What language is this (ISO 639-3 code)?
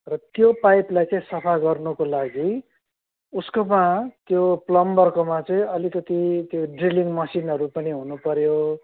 nep